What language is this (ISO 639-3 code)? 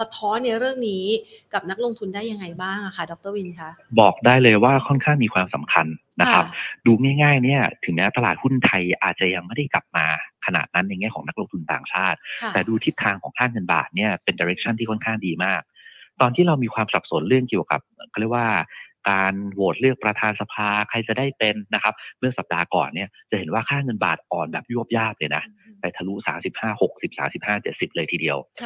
tha